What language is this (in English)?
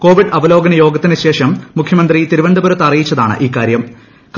Malayalam